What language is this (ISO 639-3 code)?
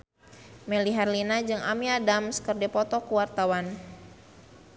sun